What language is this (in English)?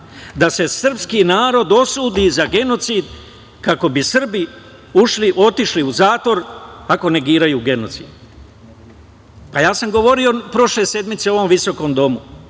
Serbian